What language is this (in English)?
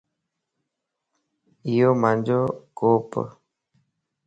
Lasi